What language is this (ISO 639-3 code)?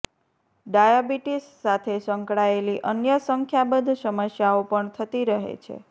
guj